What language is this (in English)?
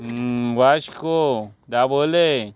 Konkani